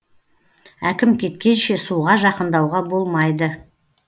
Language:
Kazakh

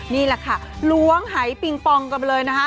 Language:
Thai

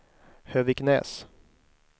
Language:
Swedish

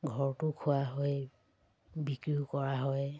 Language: Assamese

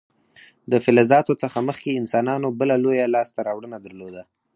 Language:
Pashto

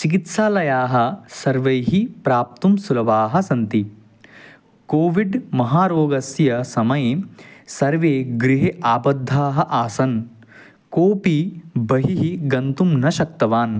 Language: Sanskrit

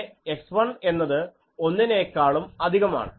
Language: Malayalam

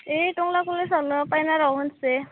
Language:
Bodo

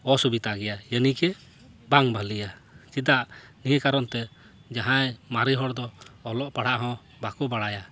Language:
Santali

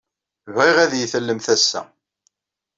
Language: Kabyle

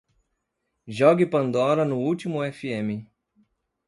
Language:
Portuguese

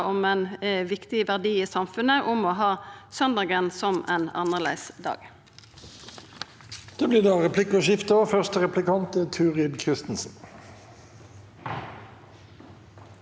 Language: Norwegian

